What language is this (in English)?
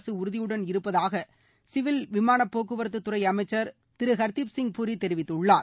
Tamil